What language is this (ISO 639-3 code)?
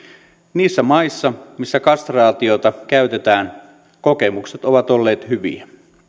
fin